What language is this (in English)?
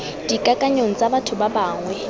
Tswana